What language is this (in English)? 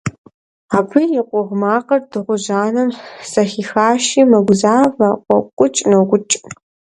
Kabardian